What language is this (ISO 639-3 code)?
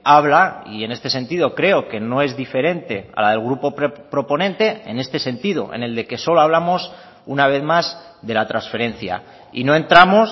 spa